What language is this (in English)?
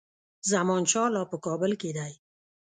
Pashto